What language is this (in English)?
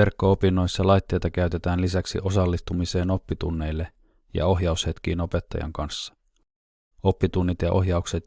Finnish